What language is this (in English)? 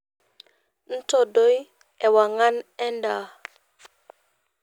Masai